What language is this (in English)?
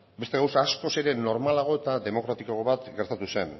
Basque